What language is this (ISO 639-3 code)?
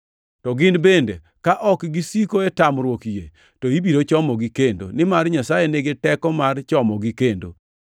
luo